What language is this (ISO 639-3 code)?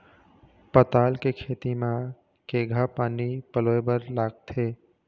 hne